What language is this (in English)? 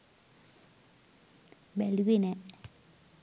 Sinhala